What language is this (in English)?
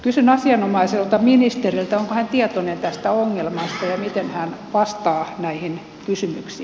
Finnish